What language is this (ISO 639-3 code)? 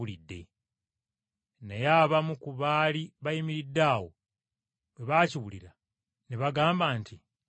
lug